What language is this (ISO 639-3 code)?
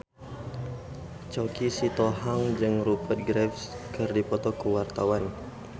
sun